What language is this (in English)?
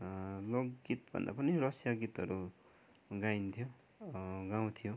Nepali